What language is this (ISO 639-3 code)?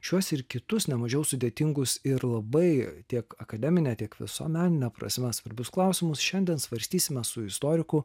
lit